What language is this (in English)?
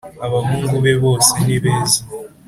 Kinyarwanda